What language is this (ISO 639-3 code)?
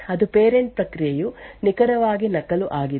kan